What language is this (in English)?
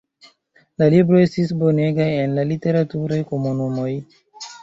Esperanto